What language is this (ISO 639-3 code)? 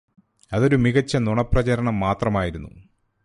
mal